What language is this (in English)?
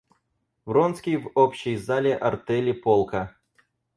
Russian